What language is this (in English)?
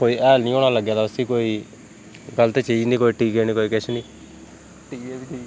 Dogri